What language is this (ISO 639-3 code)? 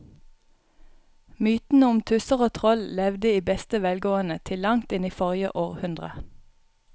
nor